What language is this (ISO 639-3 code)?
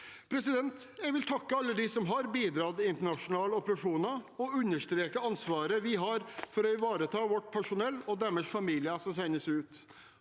nor